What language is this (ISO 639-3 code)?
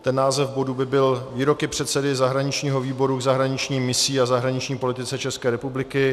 ces